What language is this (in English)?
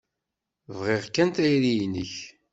Kabyle